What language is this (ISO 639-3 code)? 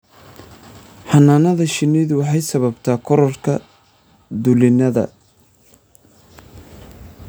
som